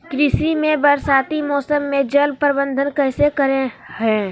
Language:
Magahi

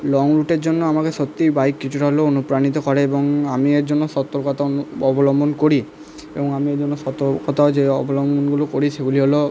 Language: Bangla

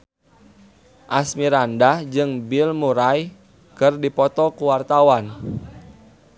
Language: Sundanese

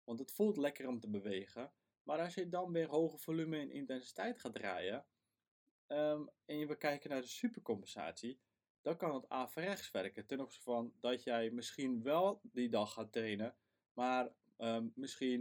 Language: Dutch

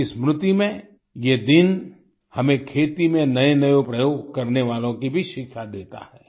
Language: Hindi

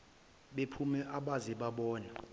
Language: Zulu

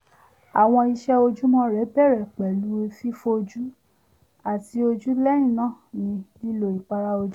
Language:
Yoruba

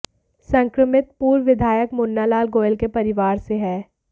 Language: Hindi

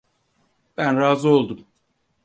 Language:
Turkish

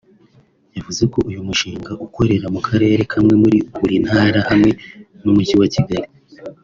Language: Kinyarwanda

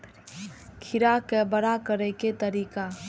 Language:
Maithili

